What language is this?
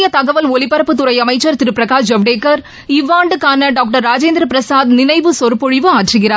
Tamil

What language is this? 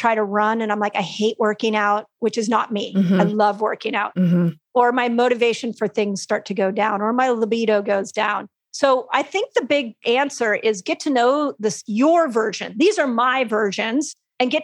English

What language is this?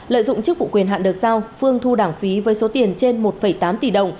Vietnamese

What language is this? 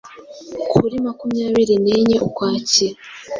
Kinyarwanda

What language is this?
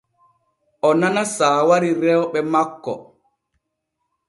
Borgu Fulfulde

